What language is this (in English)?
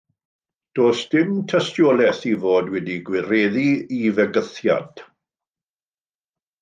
Welsh